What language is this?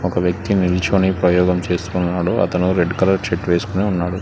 Telugu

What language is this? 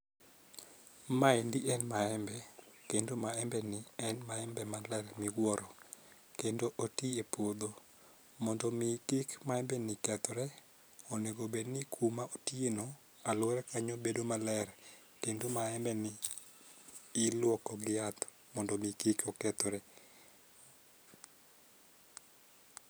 Luo (Kenya and Tanzania)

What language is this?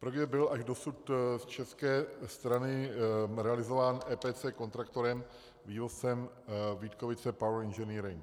Czech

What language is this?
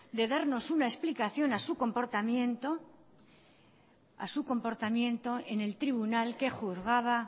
Spanish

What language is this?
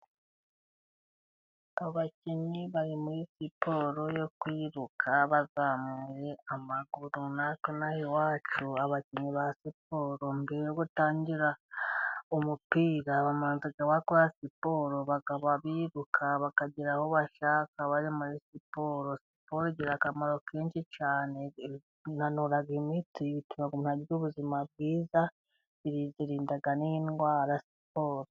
Kinyarwanda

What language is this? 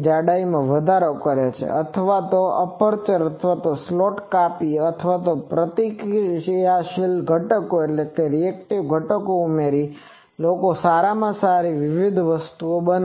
Gujarati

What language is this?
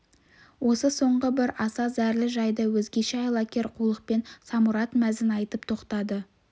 Kazakh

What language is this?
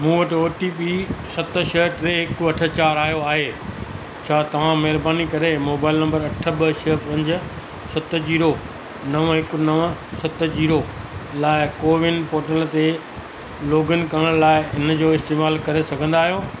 Sindhi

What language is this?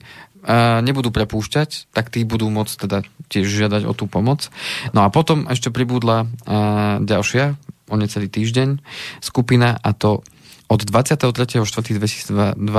Slovak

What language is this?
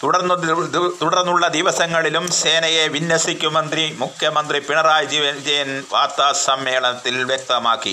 Malayalam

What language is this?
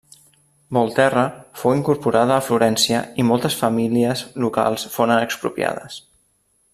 Catalan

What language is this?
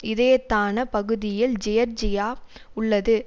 Tamil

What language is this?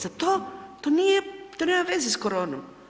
Croatian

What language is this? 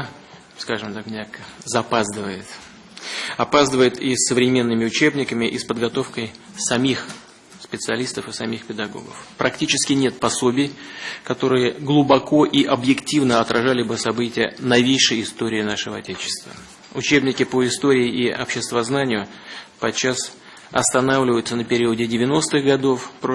Russian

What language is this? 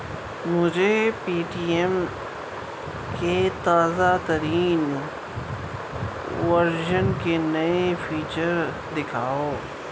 Urdu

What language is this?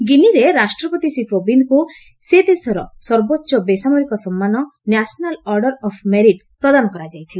Odia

